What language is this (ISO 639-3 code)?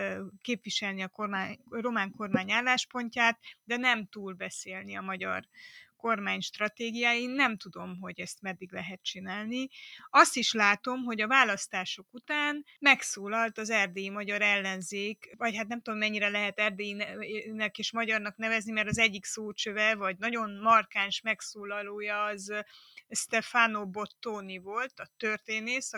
hun